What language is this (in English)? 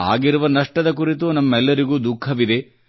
Kannada